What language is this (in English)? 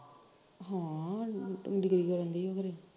Punjabi